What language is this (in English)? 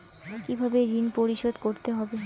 Bangla